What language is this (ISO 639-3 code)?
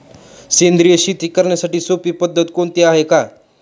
mar